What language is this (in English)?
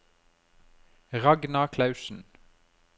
Norwegian